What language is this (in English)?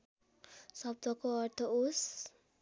Nepali